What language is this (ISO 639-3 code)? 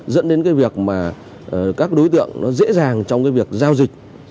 vie